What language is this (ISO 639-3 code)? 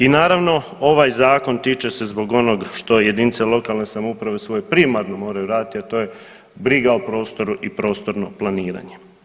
hrv